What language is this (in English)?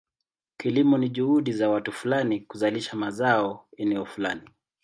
Swahili